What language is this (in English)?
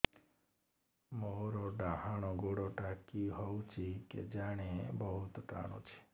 Odia